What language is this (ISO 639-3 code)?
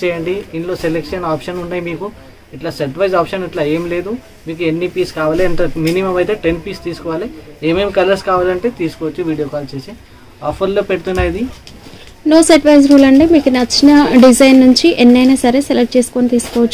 hin